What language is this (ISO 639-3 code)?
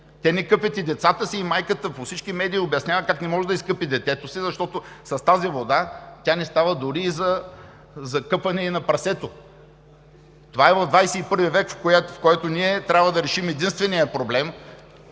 bul